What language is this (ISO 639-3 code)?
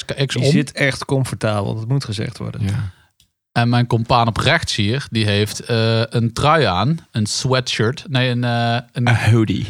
nld